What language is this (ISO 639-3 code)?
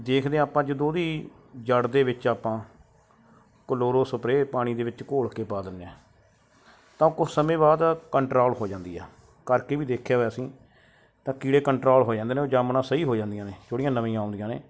pan